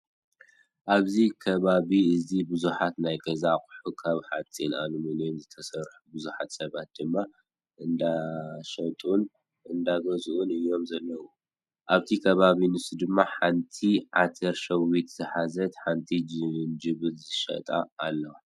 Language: Tigrinya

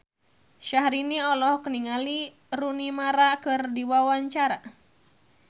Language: Sundanese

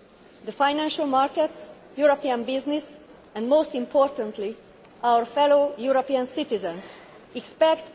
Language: English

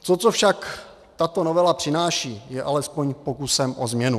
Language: Czech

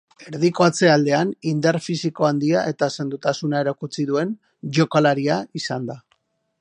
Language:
Basque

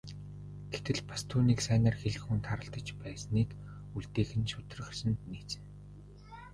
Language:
Mongolian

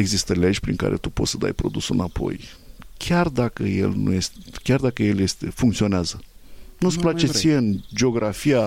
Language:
Romanian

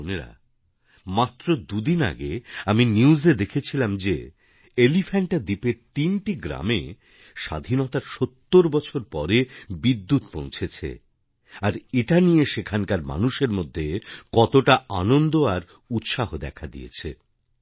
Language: Bangla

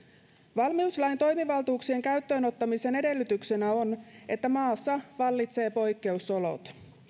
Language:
Finnish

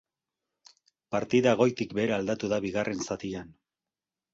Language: Basque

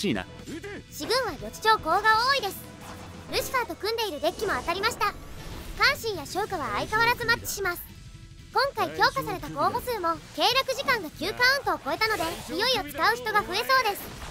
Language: Japanese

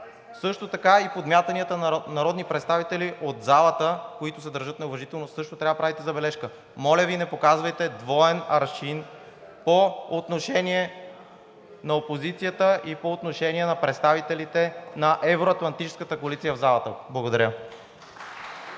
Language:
Bulgarian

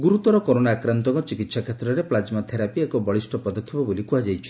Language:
Odia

